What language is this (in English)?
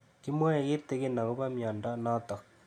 Kalenjin